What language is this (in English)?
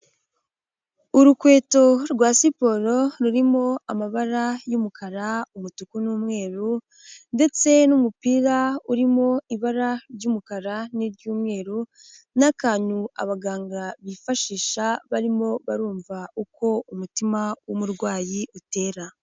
Kinyarwanda